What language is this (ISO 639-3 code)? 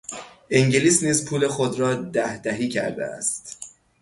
fas